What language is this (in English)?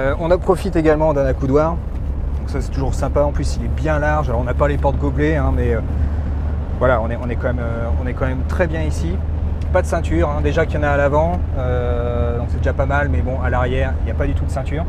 French